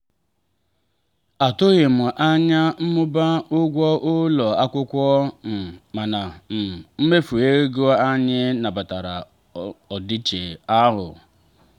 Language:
Igbo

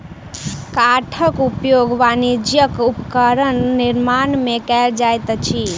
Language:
Maithili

